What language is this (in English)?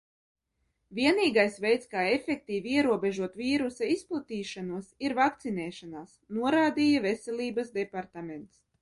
Latvian